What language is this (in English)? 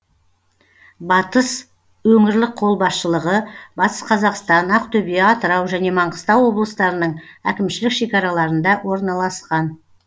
Kazakh